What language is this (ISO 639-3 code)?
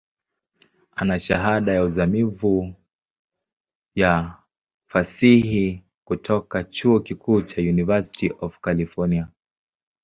swa